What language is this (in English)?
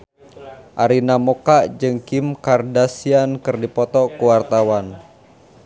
Sundanese